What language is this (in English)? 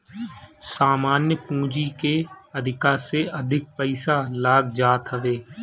Bhojpuri